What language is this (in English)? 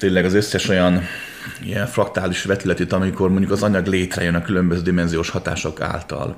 Hungarian